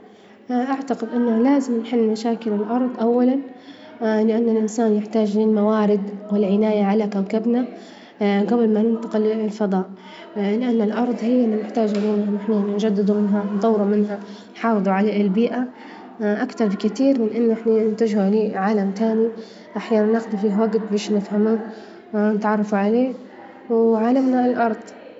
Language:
Libyan Arabic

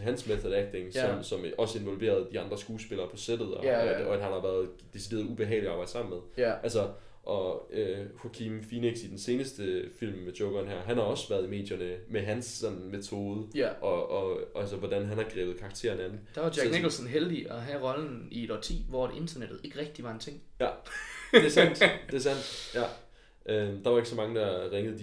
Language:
Danish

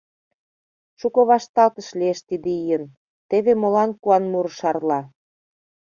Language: Mari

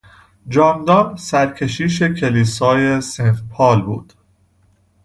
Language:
Persian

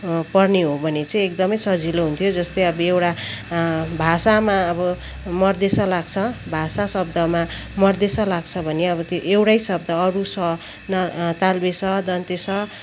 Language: Nepali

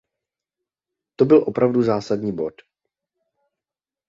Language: Czech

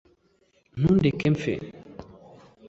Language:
Kinyarwanda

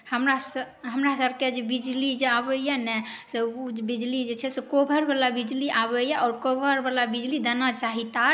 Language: Maithili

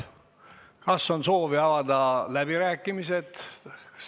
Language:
Estonian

